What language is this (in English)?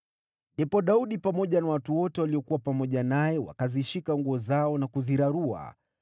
Swahili